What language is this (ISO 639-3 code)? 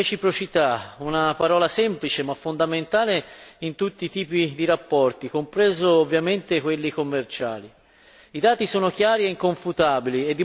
ita